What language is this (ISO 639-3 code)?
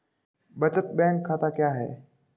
hin